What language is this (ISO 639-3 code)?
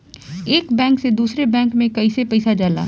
bho